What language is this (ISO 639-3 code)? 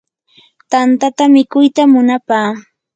qur